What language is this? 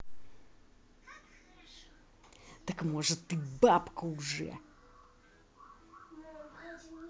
Russian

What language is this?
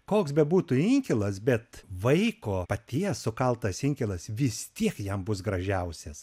Lithuanian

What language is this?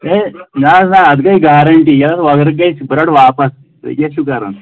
Kashmiri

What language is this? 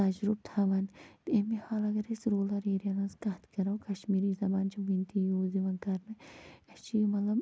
Kashmiri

